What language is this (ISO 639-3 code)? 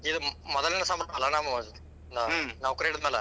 kan